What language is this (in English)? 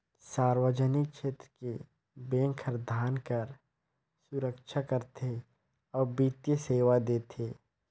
Chhattisgarhi